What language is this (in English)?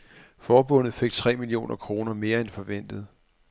Danish